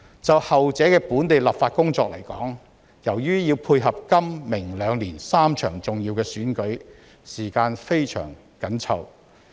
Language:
Cantonese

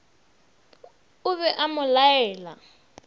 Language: Northern Sotho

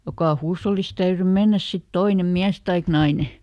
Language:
Finnish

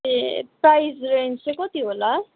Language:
Nepali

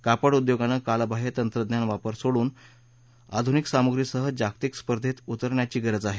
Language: Marathi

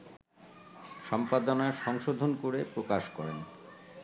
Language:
Bangla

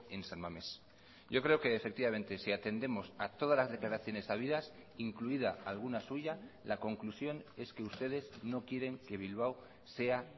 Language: Spanish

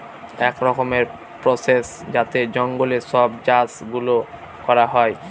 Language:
Bangla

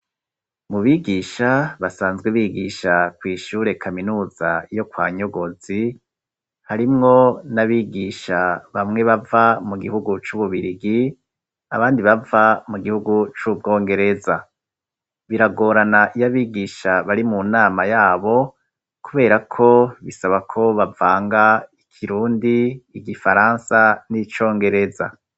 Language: Rundi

